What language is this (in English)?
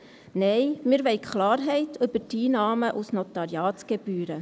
Swiss German